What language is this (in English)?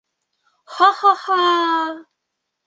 Bashkir